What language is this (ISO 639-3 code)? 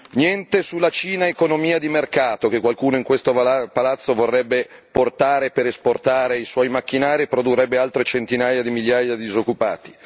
ita